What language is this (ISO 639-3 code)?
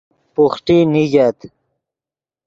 ydg